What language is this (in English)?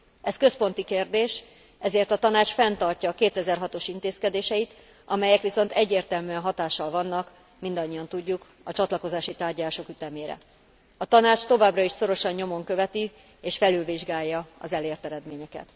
Hungarian